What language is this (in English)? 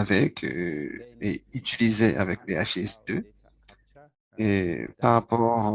French